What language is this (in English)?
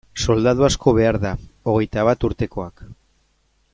Basque